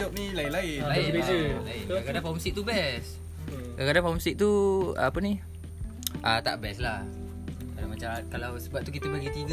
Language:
Malay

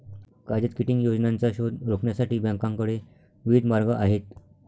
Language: Marathi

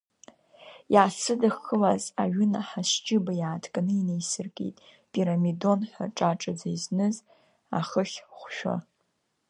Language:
Abkhazian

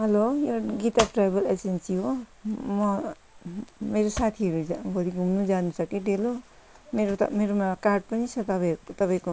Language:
Nepali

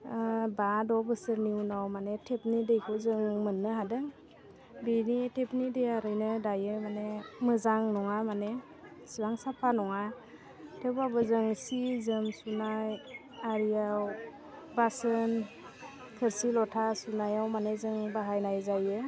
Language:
Bodo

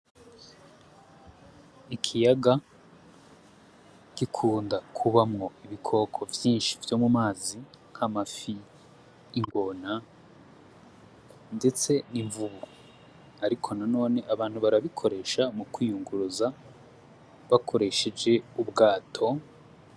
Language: Rundi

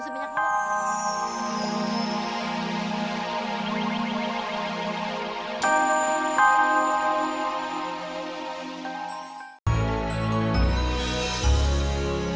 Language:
Indonesian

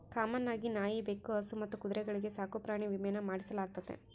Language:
Kannada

